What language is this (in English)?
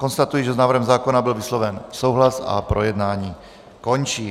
Czech